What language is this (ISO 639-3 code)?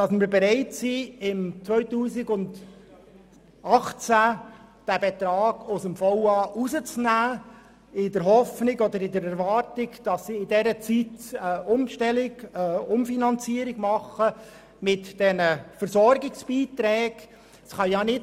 gsw